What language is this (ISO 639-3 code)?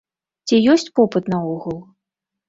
bel